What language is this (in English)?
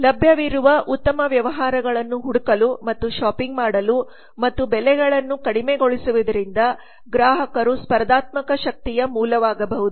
Kannada